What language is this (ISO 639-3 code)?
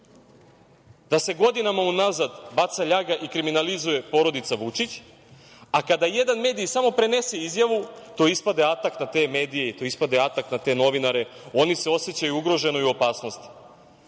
srp